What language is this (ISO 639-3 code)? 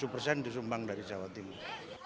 ind